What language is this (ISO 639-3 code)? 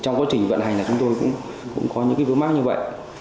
vie